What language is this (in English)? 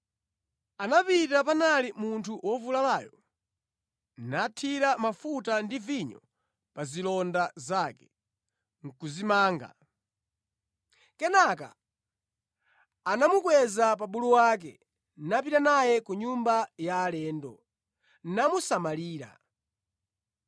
Nyanja